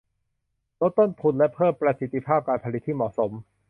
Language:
Thai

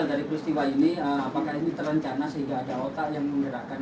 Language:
Indonesian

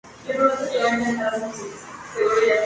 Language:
Spanish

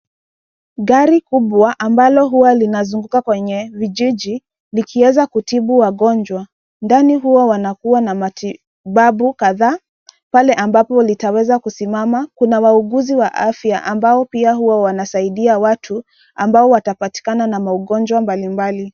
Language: Swahili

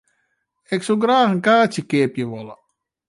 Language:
Western Frisian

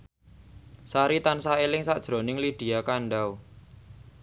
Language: Javanese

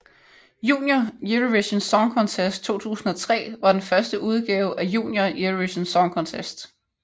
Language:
Danish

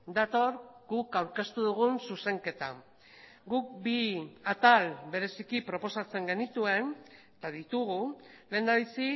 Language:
Basque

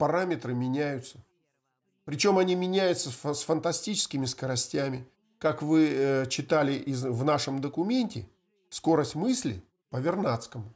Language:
Russian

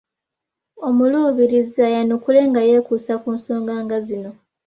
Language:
Ganda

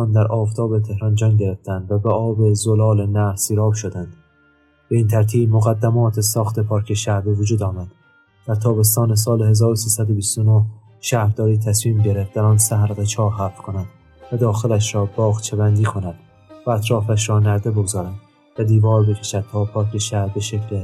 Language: Persian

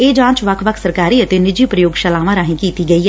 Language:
Punjabi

